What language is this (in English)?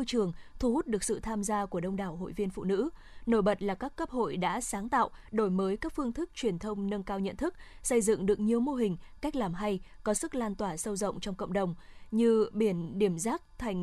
Vietnamese